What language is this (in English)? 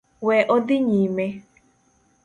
Luo (Kenya and Tanzania)